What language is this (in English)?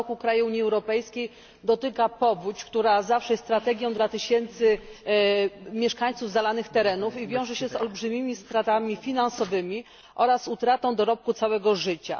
Polish